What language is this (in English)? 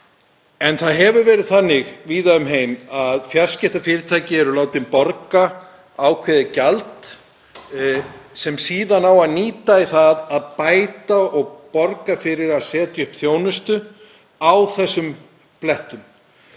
Icelandic